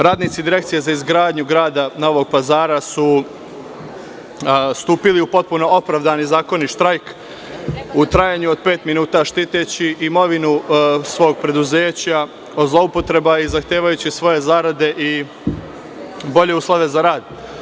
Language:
Serbian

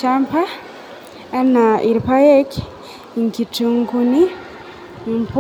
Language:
Masai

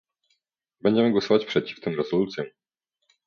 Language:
Polish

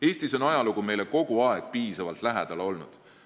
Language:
Estonian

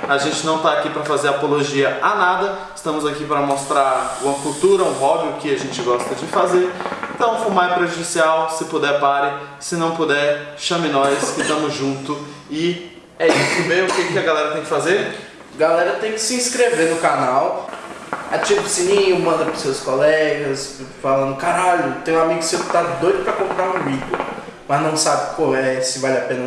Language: Portuguese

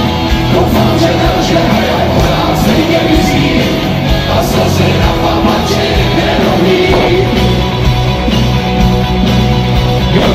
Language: Czech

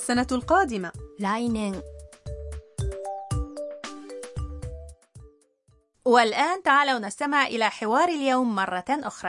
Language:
Arabic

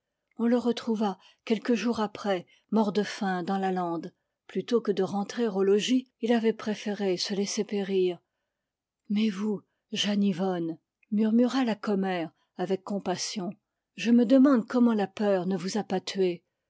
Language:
French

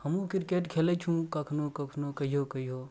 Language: Maithili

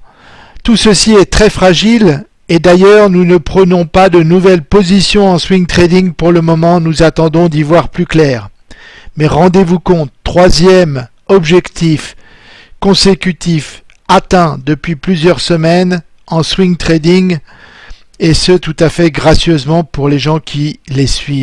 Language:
French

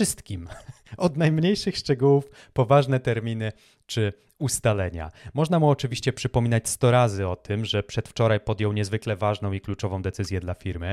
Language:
Polish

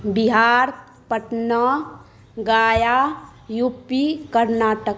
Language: Maithili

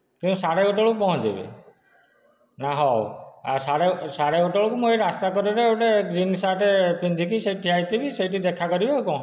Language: Odia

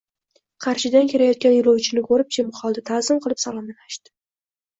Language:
Uzbek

